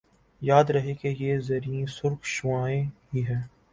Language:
Urdu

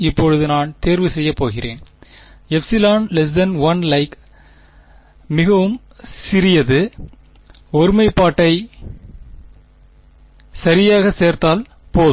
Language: Tamil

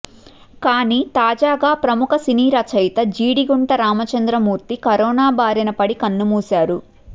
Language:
Telugu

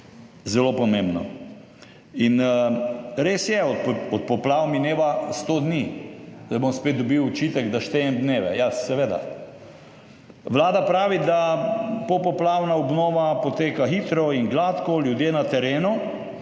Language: Slovenian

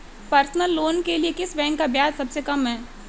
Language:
Hindi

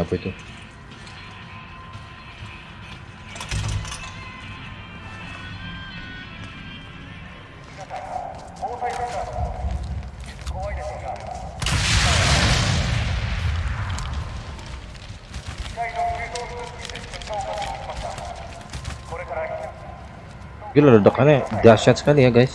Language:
Indonesian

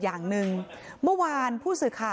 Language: Thai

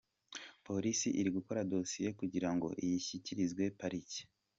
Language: Kinyarwanda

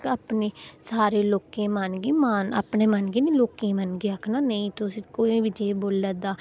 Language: Dogri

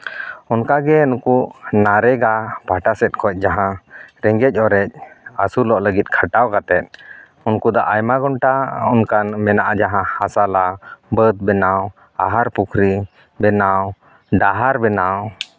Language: Santali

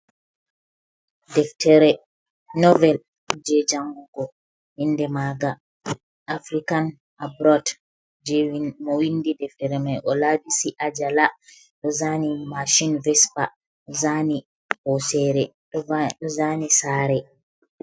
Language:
Fula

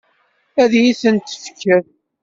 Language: Kabyle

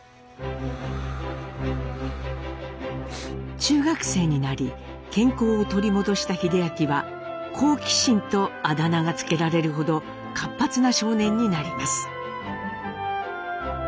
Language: Japanese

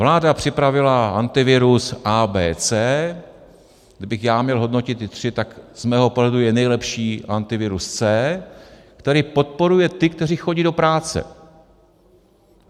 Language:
Czech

